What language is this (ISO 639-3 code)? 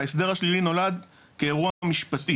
heb